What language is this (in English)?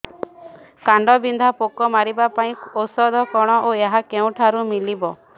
Odia